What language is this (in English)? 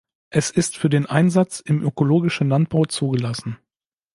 German